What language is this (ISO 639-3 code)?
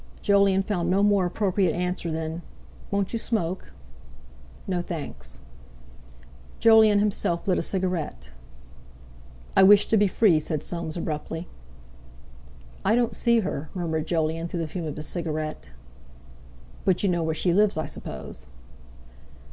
eng